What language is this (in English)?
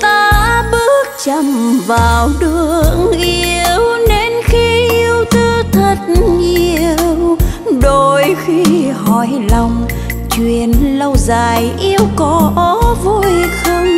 Vietnamese